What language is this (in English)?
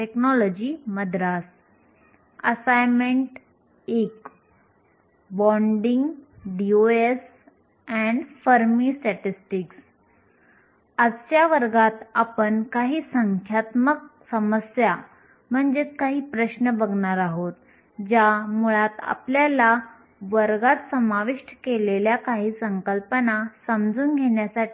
Marathi